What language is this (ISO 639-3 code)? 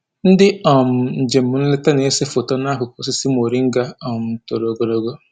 ibo